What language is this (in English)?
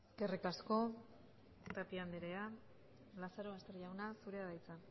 Basque